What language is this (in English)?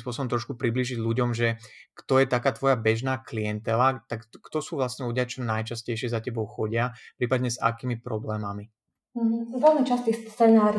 Slovak